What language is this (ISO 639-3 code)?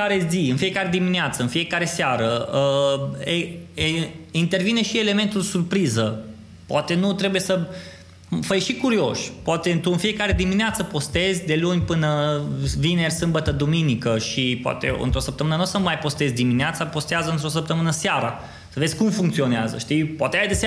ron